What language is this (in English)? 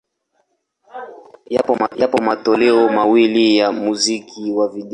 Swahili